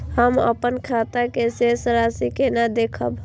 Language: Maithili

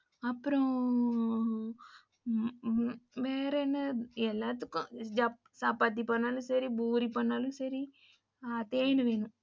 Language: Tamil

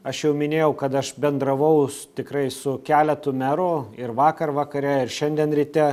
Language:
Lithuanian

